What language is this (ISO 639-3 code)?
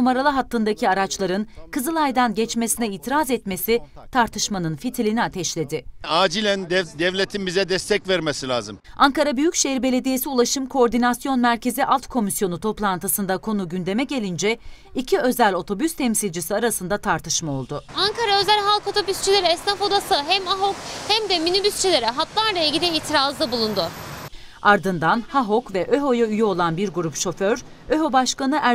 tur